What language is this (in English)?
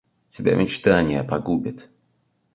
Russian